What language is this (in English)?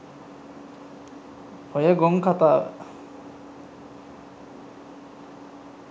Sinhala